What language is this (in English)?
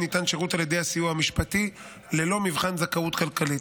Hebrew